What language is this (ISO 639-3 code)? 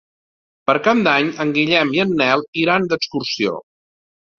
cat